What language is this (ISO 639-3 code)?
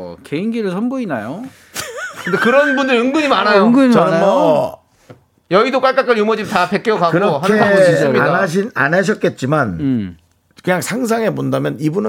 kor